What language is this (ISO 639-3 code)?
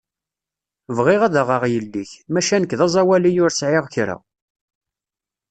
kab